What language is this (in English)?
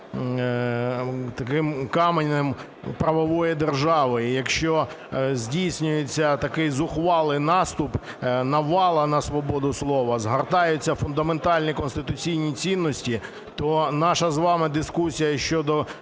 Ukrainian